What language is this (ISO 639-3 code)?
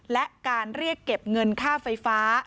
tha